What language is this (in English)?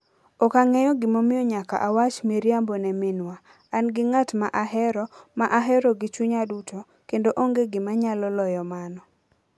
Luo (Kenya and Tanzania)